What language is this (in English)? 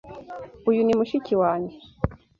Kinyarwanda